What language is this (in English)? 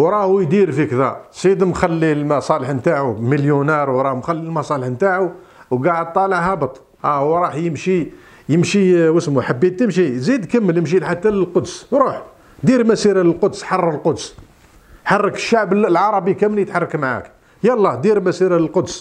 Arabic